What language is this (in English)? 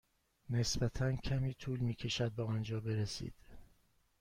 Persian